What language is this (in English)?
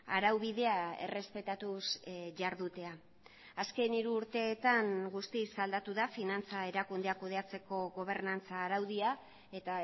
Basque